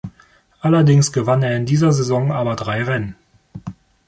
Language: German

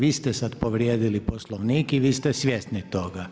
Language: Croatian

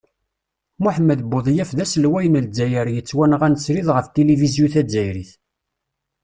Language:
Kabyle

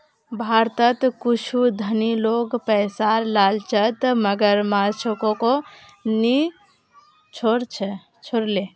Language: Magahi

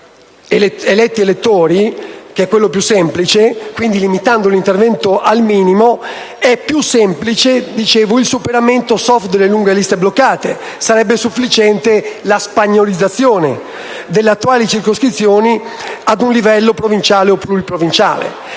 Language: Italian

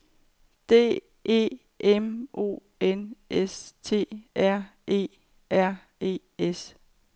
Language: Danish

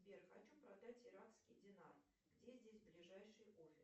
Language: Russian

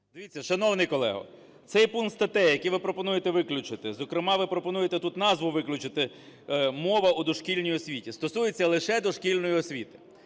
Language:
Ukrainian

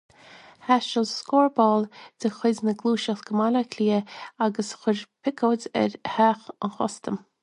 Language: Irish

